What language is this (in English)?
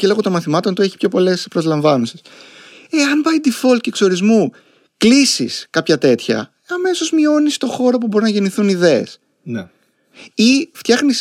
Greek